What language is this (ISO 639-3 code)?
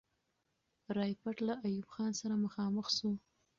pus